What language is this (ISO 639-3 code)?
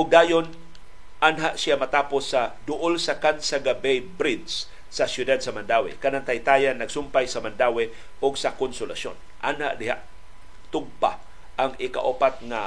fil